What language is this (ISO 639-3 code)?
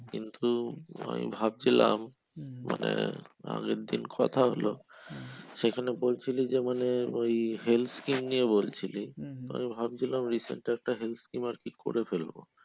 ben